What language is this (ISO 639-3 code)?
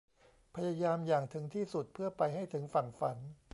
tha